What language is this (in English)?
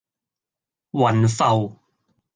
Cantonese